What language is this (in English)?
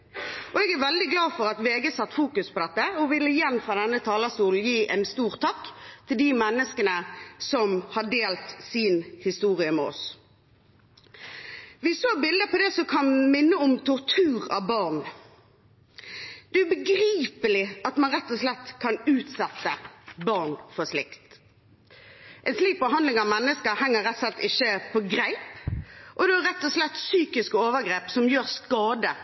Norwegian Bokmål